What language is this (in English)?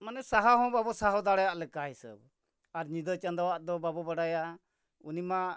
Santali